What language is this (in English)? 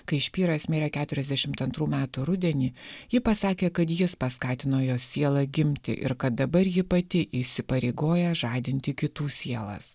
Lithuanian